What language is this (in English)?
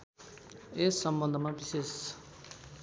Nepali